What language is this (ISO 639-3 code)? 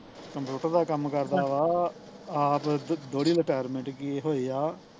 pan